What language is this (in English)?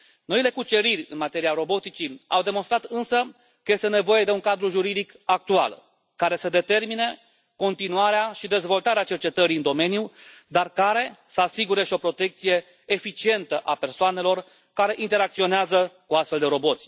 Romanian